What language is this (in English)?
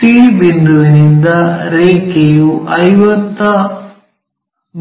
Kannada